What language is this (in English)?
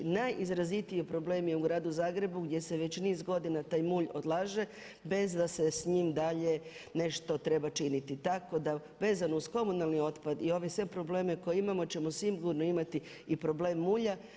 Croatian